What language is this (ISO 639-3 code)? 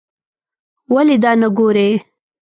pus